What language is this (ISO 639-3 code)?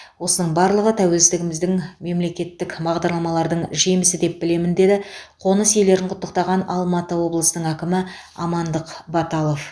kaz